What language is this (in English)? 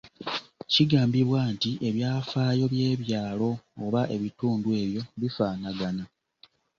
Ganda